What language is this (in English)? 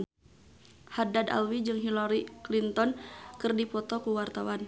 Sundanese